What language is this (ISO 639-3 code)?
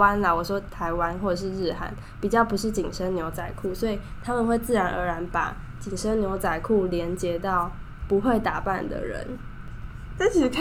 zho